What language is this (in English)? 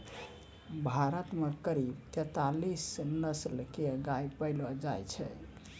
Maithili